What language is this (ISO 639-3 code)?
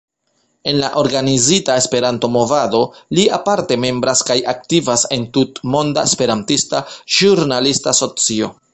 epo